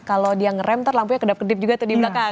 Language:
Indonesian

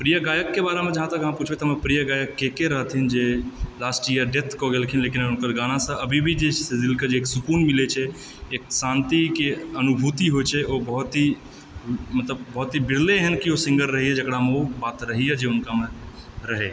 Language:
Maithili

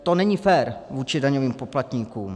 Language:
Czech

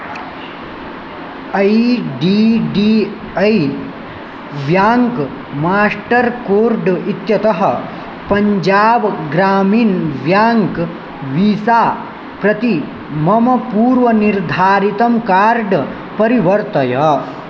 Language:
Sanskrit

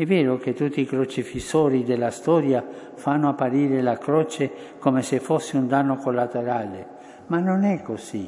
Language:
Italian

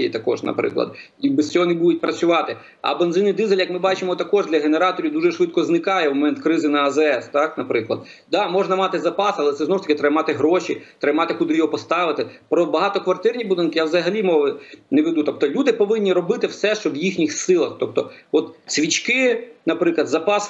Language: Ukrainian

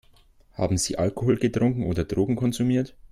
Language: German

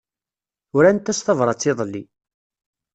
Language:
Kabyle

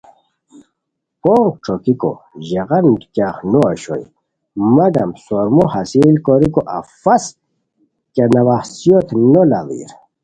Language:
Khowar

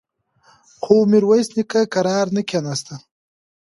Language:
Pashto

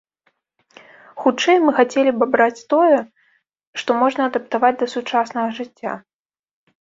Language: Belarusian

